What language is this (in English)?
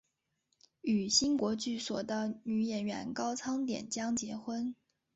Chinese